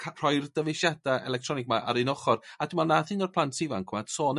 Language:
Welsh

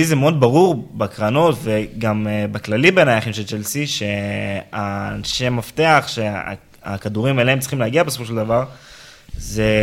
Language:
Hebrew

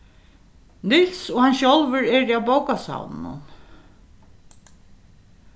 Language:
Faroese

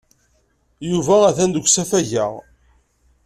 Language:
Kabyle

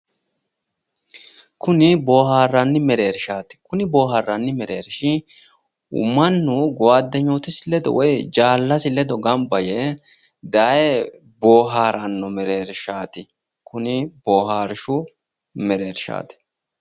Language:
Sidamo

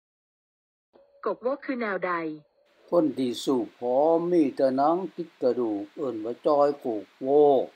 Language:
Thai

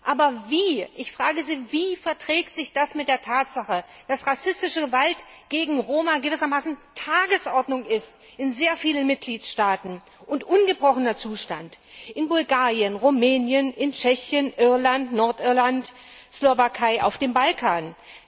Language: German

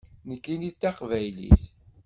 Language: Kabyle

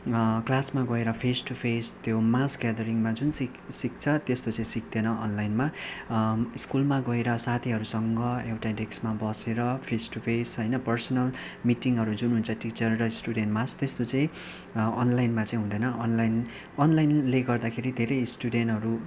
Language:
Nepali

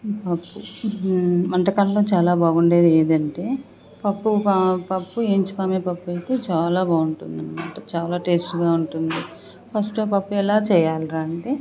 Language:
Telugu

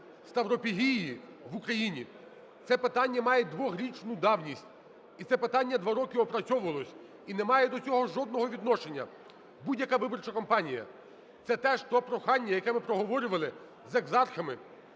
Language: Ukrainian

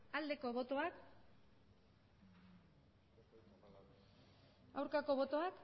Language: Basque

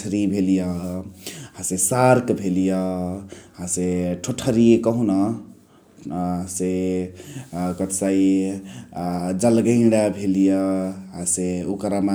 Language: Chitwania Tharu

